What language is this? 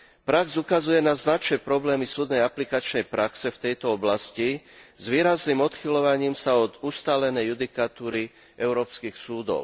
Slovak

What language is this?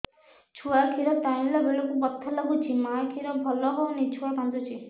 Odia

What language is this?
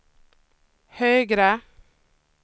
Swedish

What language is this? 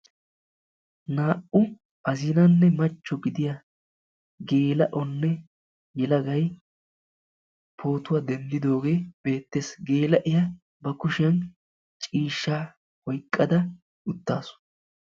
Wolaytta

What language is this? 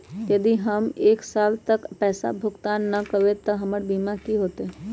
Magahi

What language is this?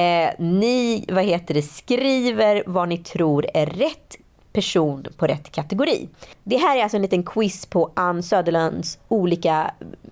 Swedish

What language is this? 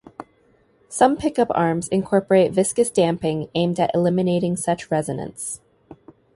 English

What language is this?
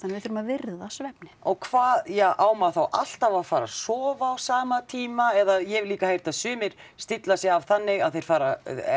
Icelandic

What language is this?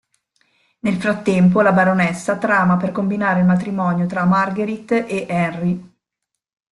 Italian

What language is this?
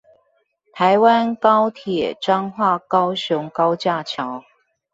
Chinese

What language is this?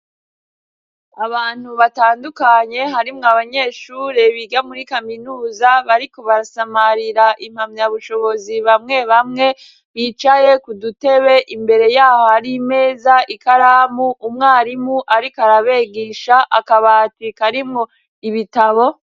Rundi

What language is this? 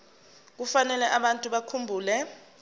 Zulu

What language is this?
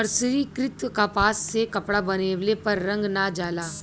Bhojpuri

